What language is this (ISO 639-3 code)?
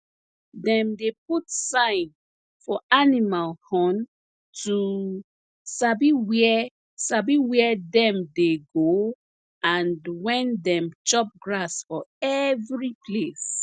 pcm